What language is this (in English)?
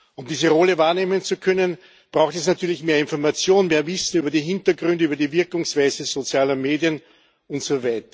German